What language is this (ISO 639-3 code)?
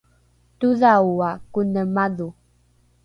dru